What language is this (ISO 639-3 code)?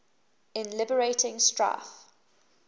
eng